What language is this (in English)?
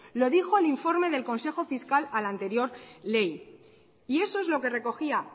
Spanish